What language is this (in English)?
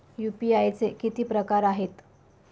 Marathi